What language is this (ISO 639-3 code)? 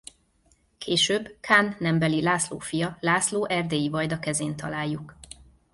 hun